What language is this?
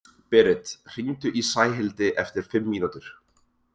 Icelandic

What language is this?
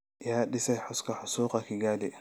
Somali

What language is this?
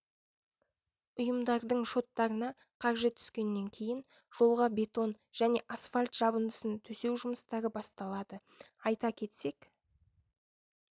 Kazakh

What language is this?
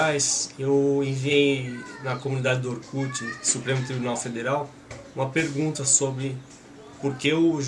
Portuguese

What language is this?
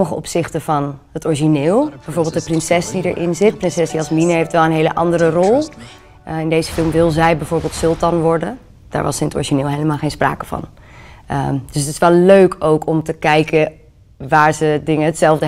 Dutch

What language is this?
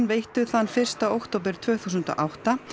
Icelandic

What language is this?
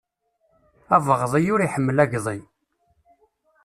Kabyle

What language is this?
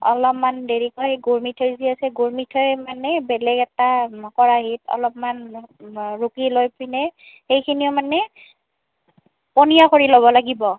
Assamese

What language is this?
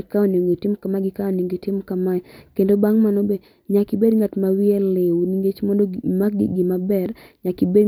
Luo (Kenya and Tanzania)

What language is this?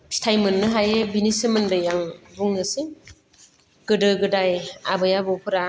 Bodo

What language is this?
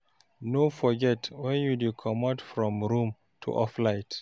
Nigerian Pidgin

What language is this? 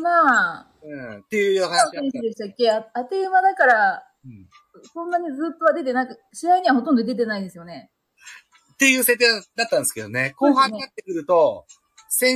Japanese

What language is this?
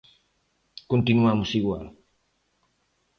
Galician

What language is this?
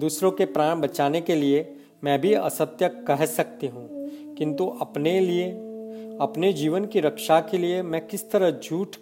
Hindi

